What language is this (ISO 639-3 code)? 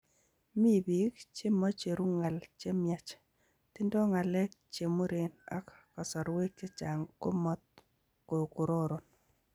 kln